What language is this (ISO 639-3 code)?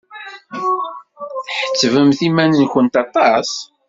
kab